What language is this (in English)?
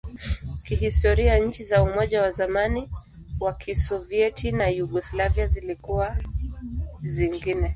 Swahili